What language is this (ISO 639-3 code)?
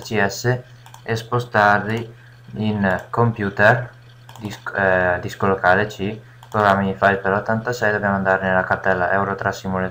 ita